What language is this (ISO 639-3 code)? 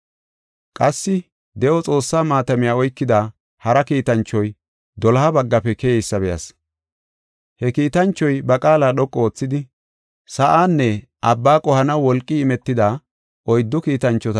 gof